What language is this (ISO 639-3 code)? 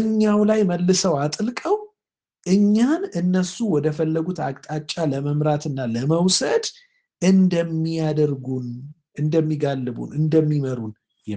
amh